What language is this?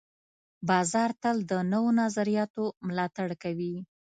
Pashto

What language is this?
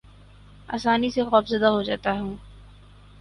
Urdu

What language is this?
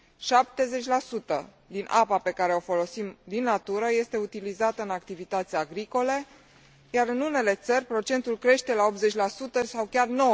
Romanian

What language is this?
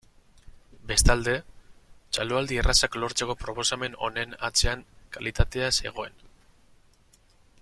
Basque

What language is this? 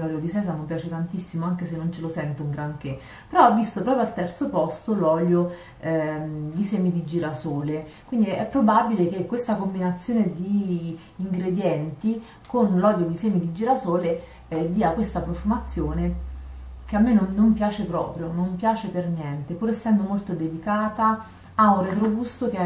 Italian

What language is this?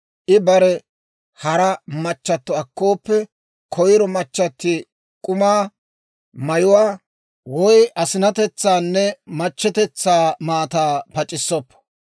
Dawro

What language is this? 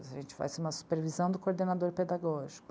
Portuguese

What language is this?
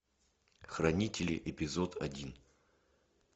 Russian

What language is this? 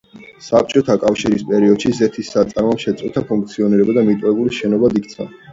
Georgian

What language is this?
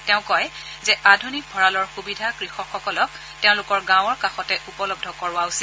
Assamese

